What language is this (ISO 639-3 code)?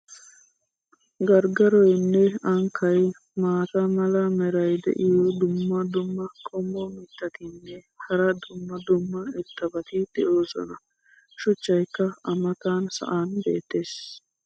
wal